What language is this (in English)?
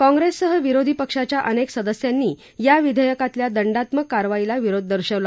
Marathi